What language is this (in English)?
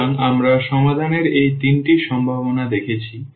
Bangla